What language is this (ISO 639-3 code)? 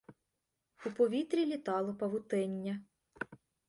ukr